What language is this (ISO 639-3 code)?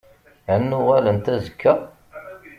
kab